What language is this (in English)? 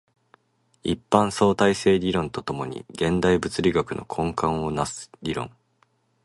Japanese